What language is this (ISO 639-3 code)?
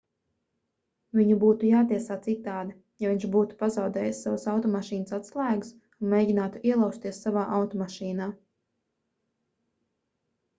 lav